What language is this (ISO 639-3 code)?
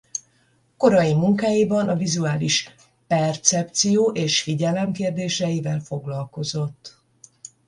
hun